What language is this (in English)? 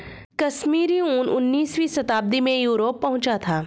Hindi